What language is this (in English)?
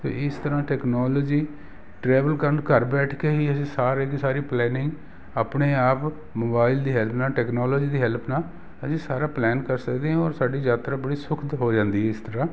Punjabi